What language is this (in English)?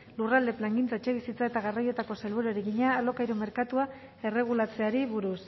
Basque